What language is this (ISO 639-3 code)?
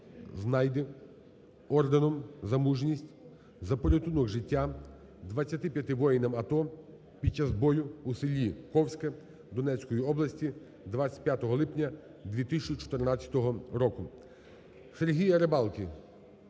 ukr